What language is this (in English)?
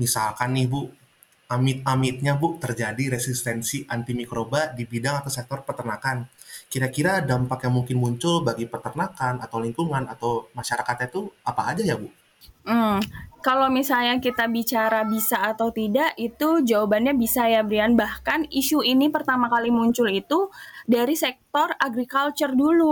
Indonesian